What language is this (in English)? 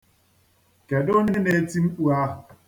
Igbo